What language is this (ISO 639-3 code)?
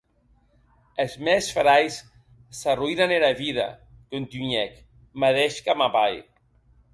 oci